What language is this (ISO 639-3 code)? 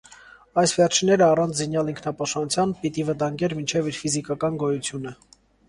hye